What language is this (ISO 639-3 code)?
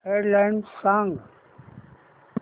mar